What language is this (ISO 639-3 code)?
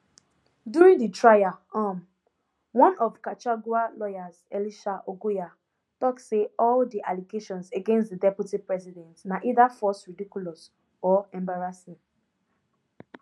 pcm